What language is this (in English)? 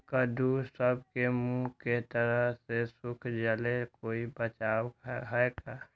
Magahi